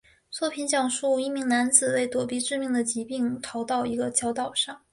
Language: Chinese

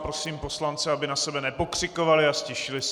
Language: Czech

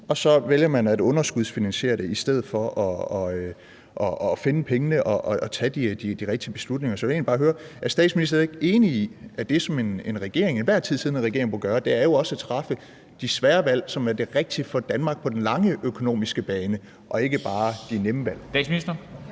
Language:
Danish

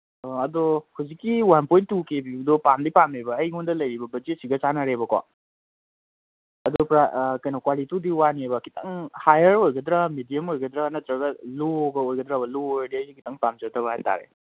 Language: Manipuri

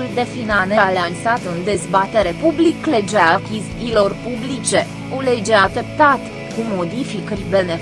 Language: Romanian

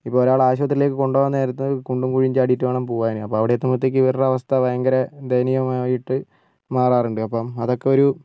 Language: Malayalam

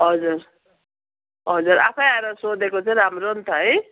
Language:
Nepali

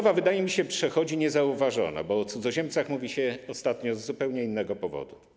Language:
Polish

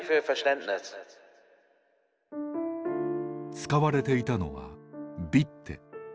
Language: Japanese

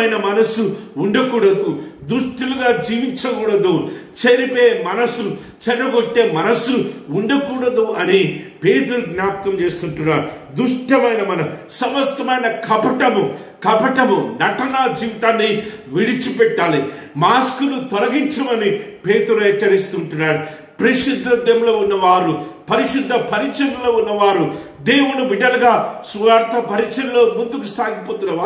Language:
Romanian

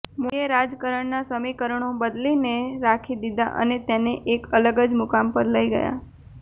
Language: Gujarati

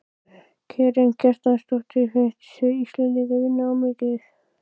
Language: Icelandic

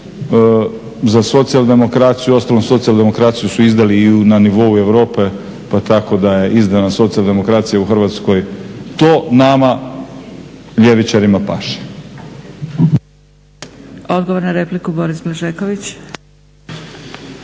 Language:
Croatian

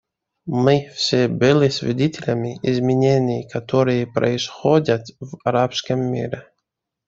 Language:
Russian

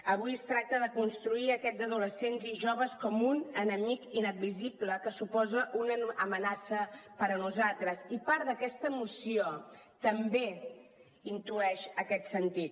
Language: Catalan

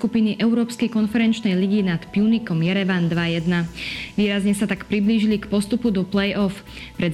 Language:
Slovak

